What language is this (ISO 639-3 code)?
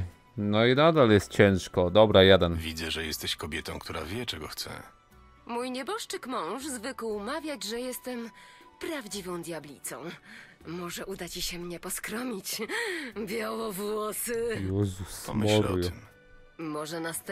pol